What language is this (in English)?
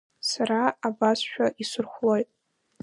Abkhazian